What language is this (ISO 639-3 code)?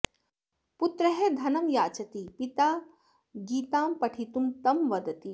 san